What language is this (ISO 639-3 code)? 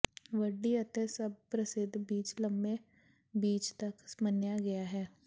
pan